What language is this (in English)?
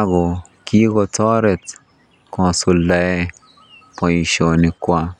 Kalenjin